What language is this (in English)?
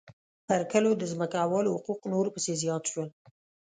Pashto